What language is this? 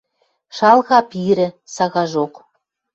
Western Mari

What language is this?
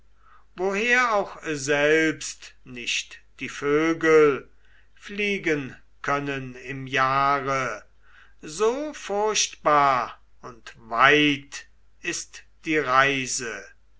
German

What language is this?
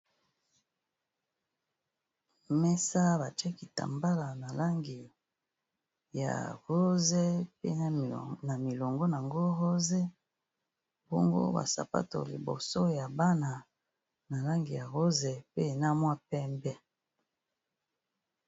Lingala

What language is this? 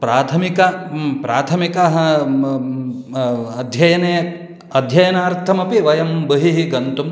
Sanskrit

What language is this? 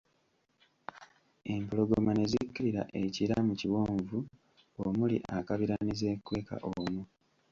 Ganda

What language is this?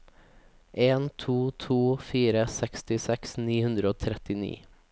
Norwegian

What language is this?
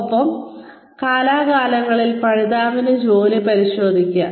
Malayalam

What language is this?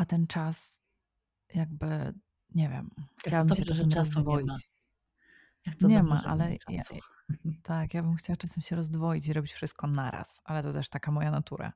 Polish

